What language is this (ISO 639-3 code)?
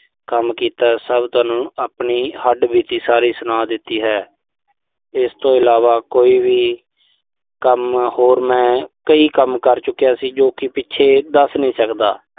pan